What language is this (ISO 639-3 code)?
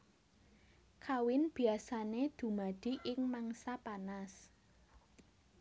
jav